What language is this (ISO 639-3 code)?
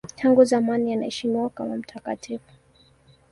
swa